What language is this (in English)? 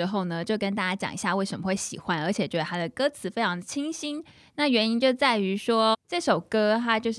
Chinese